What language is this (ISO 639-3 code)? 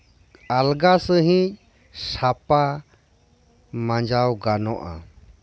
sat